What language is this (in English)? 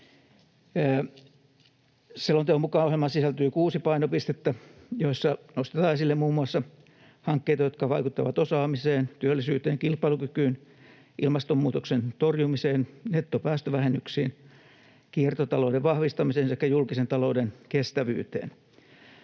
Finnish